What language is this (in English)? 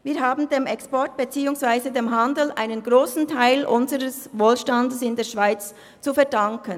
Swiss German